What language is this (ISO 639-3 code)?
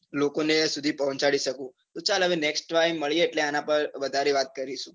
guj